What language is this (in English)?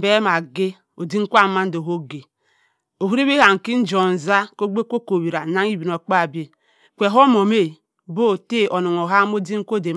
Cross River Mbembe